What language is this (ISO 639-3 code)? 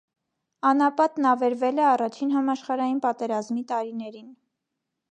hye